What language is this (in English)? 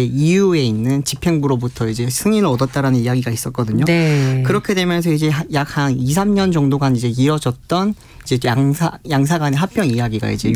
Korean